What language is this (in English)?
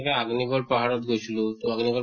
Assamese